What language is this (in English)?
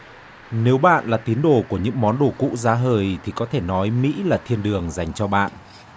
Vietnamese